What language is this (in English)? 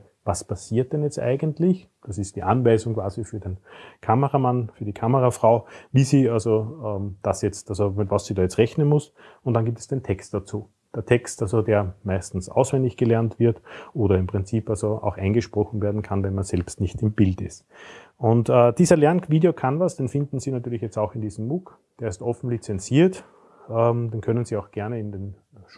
German